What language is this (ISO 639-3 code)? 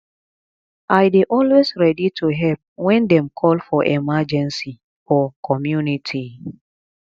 pcm